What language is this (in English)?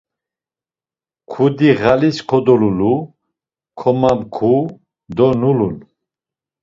Laz